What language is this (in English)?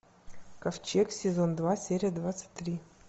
Russian